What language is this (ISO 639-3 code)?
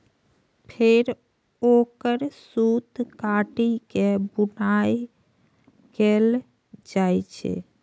mai